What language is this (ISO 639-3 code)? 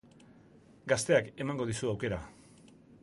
eus